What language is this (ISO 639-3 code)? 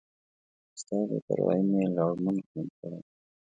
pus